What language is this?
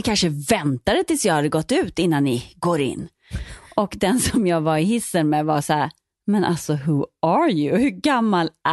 Swedish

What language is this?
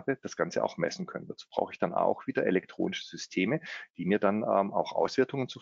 German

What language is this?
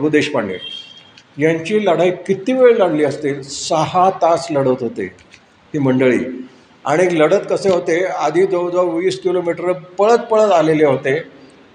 Marathi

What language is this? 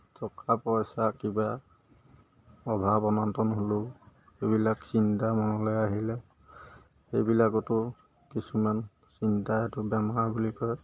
Assamese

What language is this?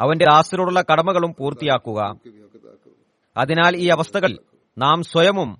Malayalam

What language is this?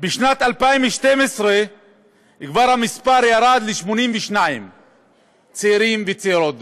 Hebrew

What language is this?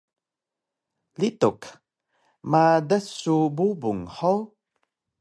Taroko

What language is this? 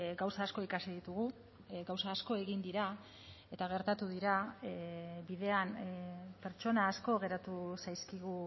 Basque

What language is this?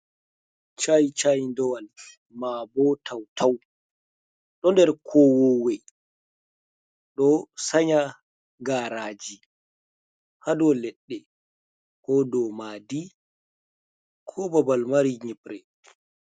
Fula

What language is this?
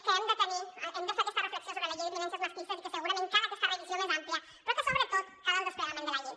Catalan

